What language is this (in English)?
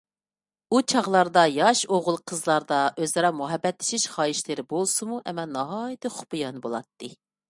Uyghur